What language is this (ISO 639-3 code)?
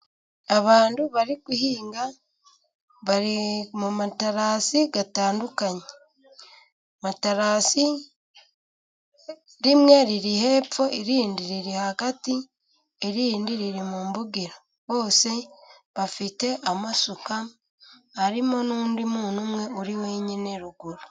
kin